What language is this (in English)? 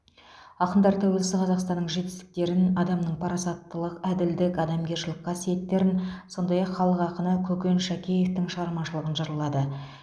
Kazakh